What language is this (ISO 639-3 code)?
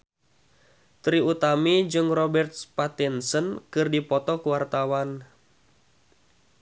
sun